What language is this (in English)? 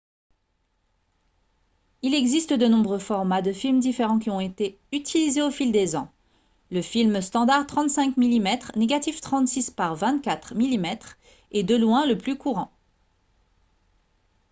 French